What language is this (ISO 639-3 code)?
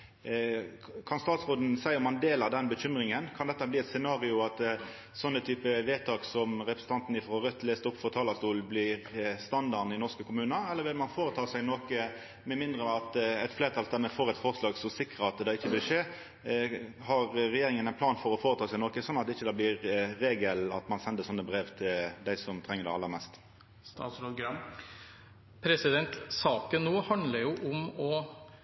nno